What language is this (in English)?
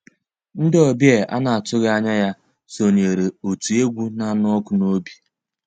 Igbo